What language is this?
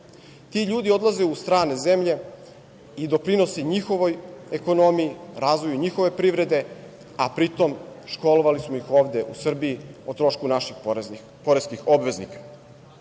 Serbian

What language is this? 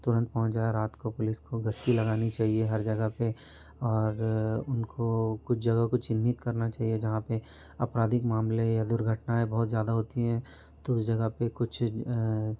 Hindi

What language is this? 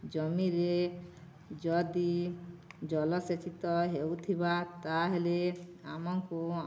Odia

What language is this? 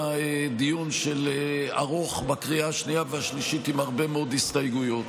Hebrew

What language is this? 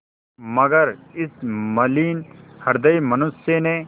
Hindi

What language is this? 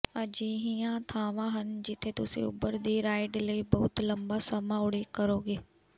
Punjabi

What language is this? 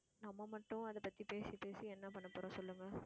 Tamil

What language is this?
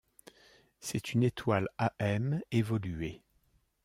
French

